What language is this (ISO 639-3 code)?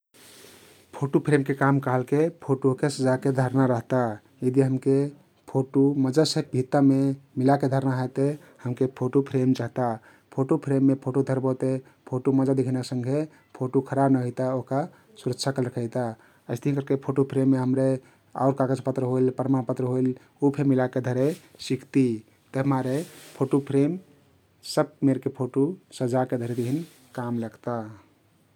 tkt